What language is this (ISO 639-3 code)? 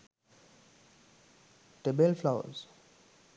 sin